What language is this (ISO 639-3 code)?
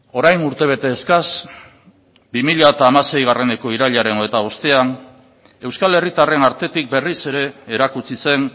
eus